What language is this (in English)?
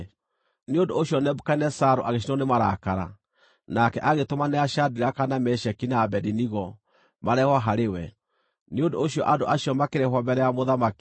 Kikuyu